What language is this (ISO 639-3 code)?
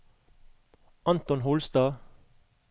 nor